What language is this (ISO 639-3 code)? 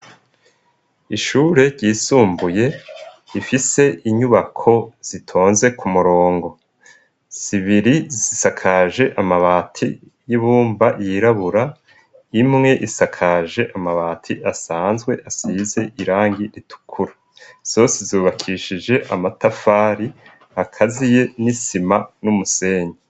run